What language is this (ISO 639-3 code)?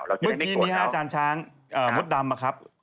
tha